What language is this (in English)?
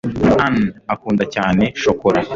Kinyarwanda